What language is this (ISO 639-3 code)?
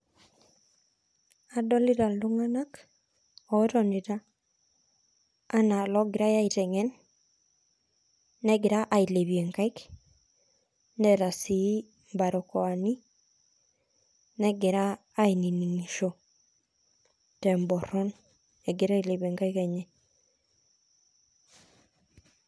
mas